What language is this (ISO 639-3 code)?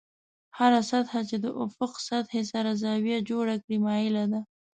pus